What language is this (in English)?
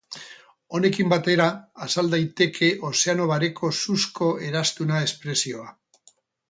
Basque